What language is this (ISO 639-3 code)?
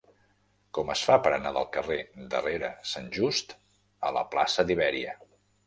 cat